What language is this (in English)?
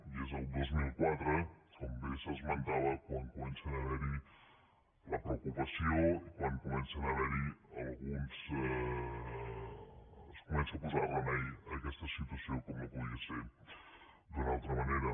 Catalan